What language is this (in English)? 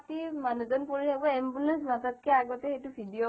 Assamese